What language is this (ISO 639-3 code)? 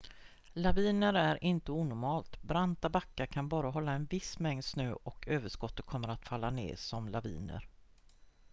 swe